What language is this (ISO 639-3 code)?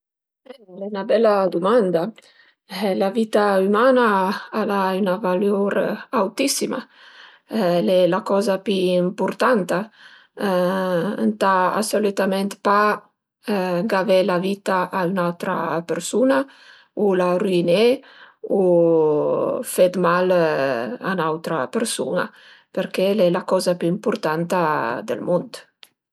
pms